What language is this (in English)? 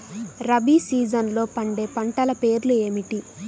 Telugu